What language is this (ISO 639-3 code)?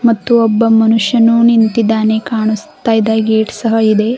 kan